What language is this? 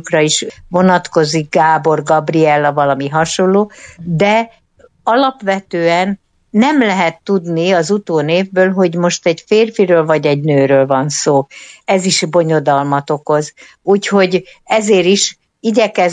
Hungarian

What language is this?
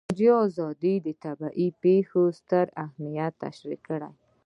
Pashto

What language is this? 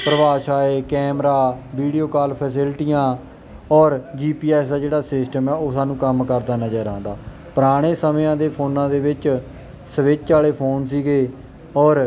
Punjabi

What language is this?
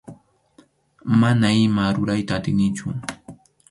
Arequipa-La Unión Quechua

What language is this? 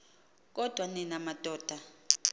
Xhosa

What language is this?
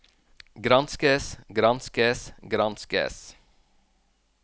Norwegian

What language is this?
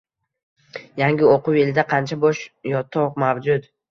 Uzbek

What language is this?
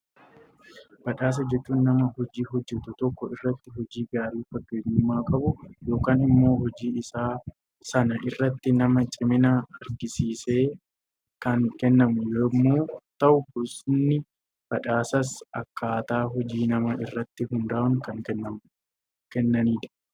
Oromo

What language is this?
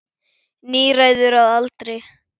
Icelandic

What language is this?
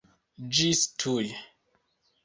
Esperanto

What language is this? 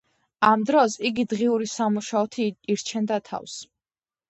Georgian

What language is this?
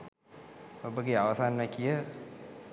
Sinhala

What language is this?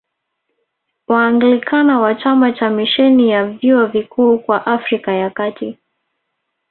Swahili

